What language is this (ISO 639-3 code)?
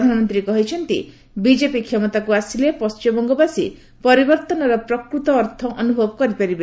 ori